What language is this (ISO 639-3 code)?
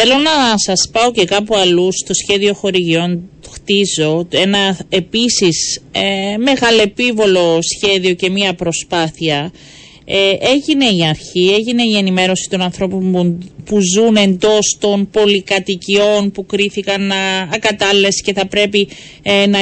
ell